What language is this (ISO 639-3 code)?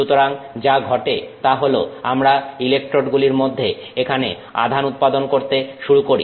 ben